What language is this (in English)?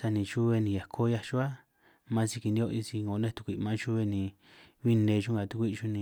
San Martín Itunyoso Triqui